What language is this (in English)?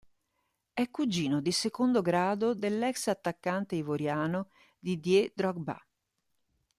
Italian